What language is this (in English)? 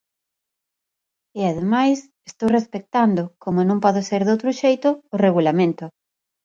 Galician